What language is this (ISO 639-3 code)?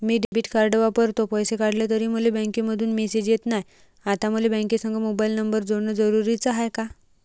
mar